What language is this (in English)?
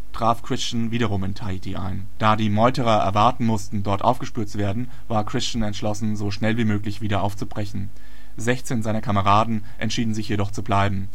German